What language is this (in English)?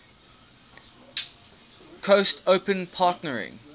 English